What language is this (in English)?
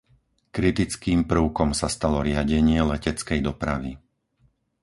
Slovak